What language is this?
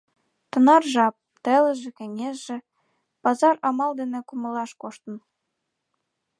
Mari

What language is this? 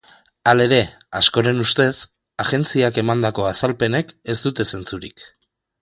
Basque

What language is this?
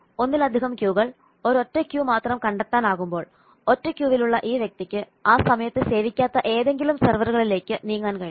Malayalam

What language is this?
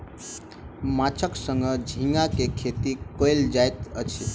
Maithili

